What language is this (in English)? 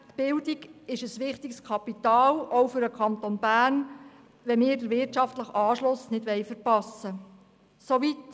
Swiss German